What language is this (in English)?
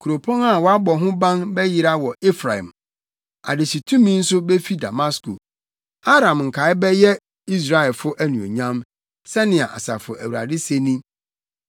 Akan